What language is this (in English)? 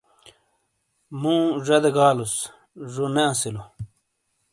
Shina